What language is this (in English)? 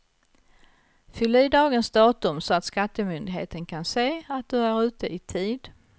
Swedish